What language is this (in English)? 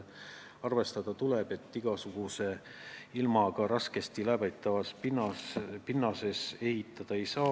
Estonian